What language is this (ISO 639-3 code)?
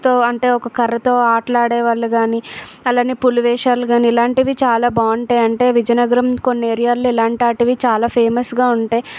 tel